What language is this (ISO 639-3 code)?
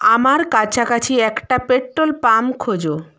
ben